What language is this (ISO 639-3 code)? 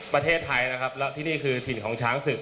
tha